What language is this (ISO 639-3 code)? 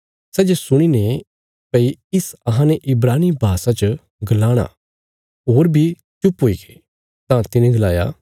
kfs